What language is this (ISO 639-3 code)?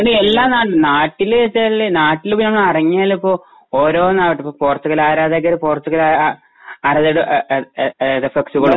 mal